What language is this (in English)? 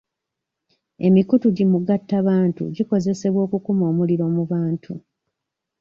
Ganda